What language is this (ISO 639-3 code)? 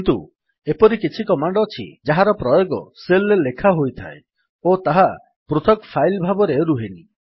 ori